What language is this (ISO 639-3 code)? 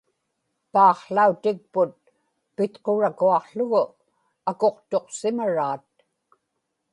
ipk